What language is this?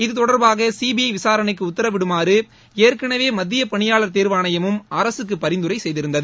Tamil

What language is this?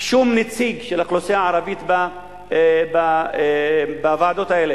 Hebrew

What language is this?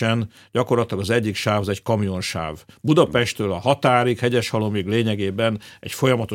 Hungarian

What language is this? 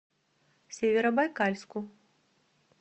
Russian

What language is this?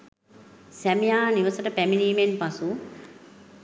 Sinhala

